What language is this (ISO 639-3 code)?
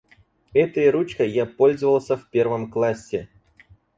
rus